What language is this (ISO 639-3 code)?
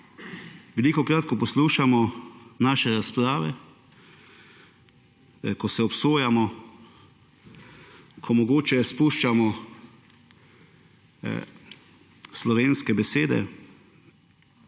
slv